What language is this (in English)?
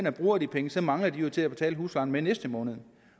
Danish